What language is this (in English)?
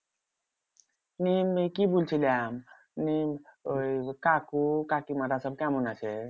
Bangla